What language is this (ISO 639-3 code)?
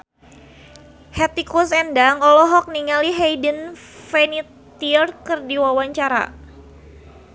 sun